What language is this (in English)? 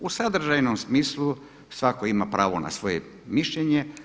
Croatian